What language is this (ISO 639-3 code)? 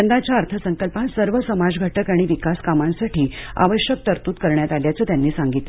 mar